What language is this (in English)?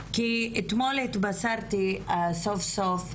Hebrew